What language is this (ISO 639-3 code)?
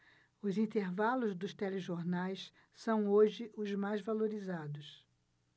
por